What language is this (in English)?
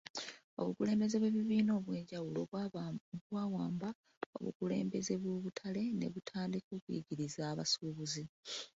Ganda